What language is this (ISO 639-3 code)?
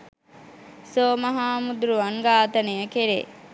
sin